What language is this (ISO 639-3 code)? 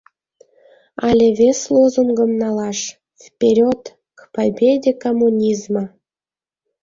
chm